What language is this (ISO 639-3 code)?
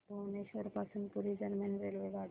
mar